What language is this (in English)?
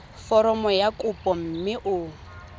Tswana